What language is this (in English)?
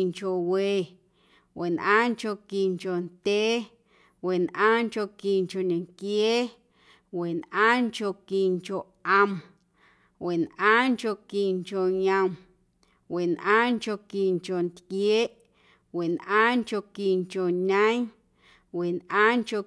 Guerrero Amuzgo